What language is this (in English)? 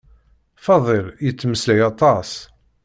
Kabyle